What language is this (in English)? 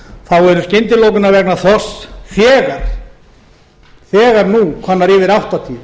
Icelandic